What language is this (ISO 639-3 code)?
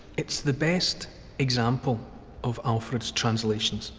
eng